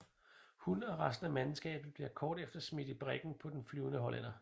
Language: Danish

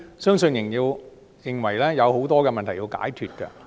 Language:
Cantonese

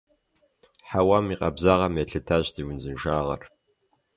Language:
Kabardian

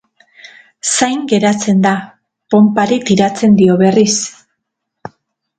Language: Basque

